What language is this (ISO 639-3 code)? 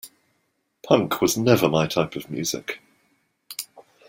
eng